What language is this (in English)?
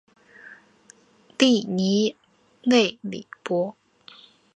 Chinese